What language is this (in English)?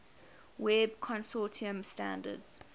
English